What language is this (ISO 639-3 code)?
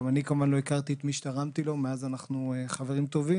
heb